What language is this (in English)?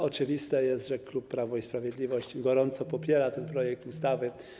Polish